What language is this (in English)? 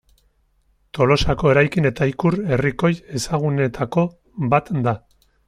Basque